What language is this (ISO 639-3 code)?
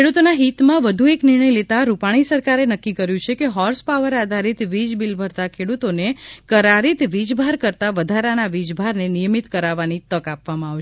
guj